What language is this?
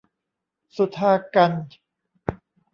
Thai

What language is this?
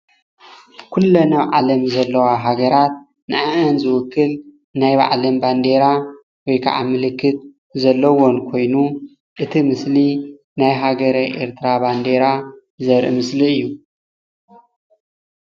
Tigrinya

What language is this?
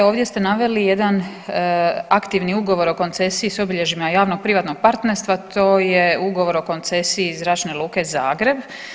Croatian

